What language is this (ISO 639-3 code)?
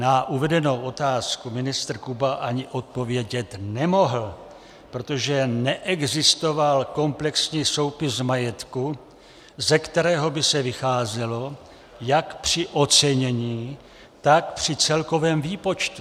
ces